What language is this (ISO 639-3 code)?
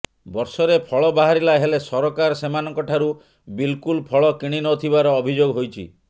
ori